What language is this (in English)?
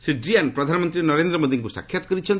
Odia